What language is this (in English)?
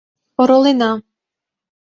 Mari